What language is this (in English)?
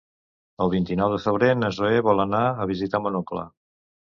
Catalan